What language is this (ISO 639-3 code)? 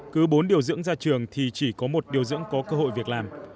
vie